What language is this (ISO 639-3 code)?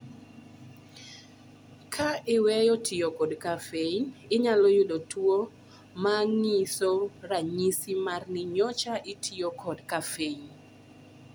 luo